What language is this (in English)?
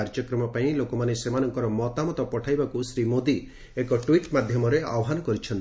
Odia